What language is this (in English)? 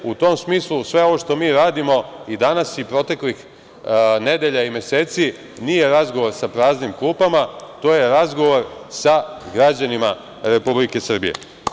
Serbian